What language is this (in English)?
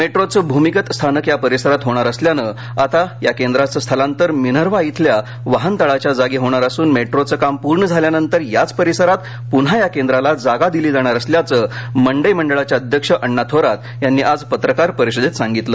Marathi